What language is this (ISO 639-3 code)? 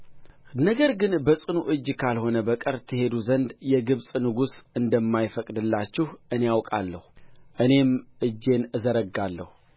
amh